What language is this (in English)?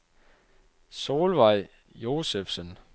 Danish